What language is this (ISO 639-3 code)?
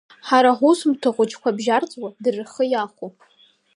abk